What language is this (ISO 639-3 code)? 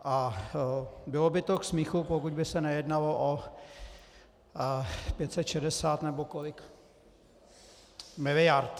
ces